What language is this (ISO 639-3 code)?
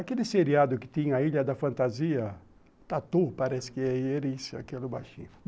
por